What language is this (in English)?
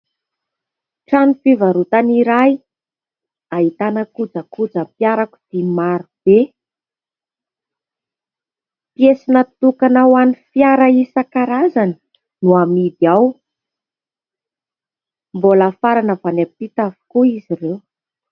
Malagasy